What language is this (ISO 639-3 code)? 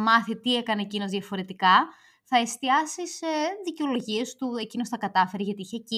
ell